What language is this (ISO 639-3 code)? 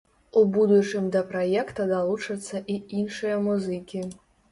bel